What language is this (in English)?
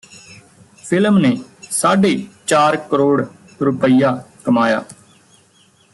Punjabi